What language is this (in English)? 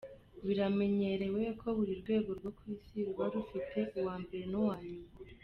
Kinyarwanda